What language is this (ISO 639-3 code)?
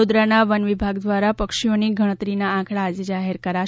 guj